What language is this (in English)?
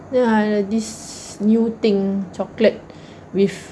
English